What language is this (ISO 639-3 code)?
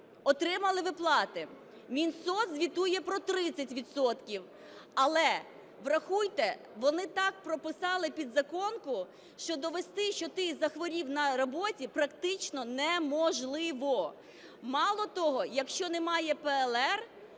ukr